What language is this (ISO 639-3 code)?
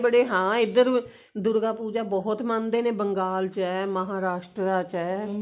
pan